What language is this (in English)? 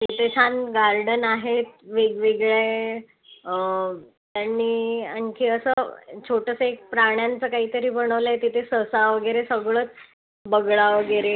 Marathi